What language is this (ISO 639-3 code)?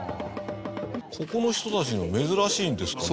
jpn